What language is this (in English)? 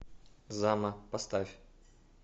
Russian